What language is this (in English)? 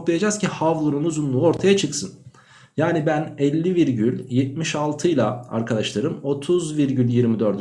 Turkish